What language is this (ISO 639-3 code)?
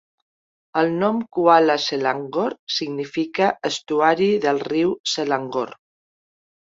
cat